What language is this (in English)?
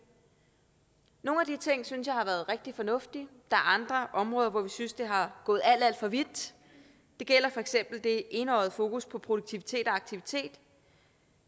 Danish